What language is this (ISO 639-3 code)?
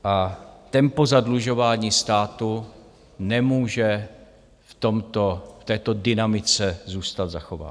ces